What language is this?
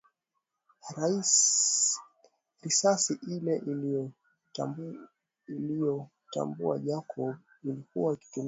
Swahili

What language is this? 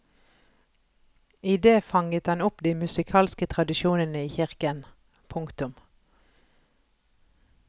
Norwegian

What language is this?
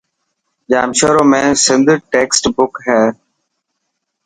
Dhatki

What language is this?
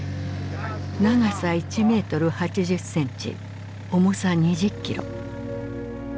Japanese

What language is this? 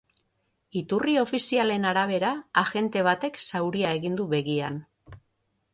Basque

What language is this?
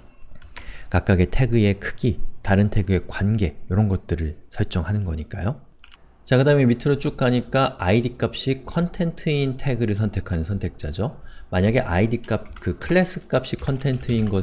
Korean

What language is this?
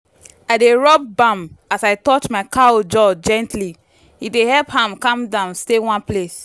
Nigerian Pidgin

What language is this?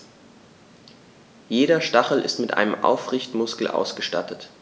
German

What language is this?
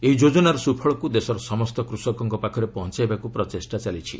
Odia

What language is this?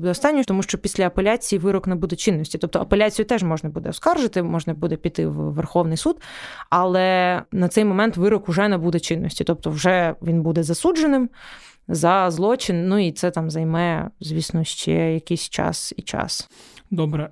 Ukrainian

